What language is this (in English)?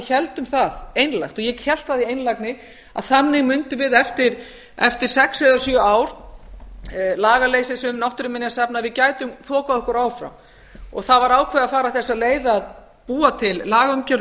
Icelandic